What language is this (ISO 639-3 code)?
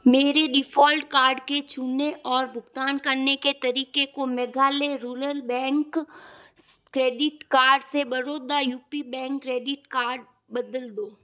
hin